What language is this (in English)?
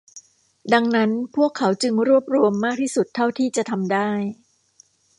Thai